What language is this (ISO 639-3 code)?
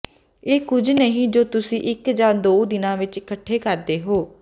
pan